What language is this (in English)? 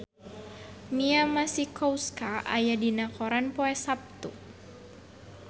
Sundanese